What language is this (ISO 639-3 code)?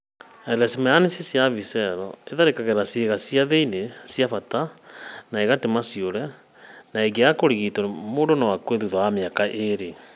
kik